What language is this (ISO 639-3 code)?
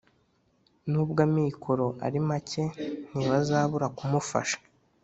kin